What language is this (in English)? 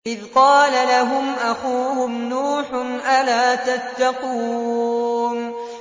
Arabic